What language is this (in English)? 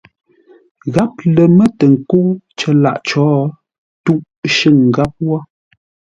Ngombale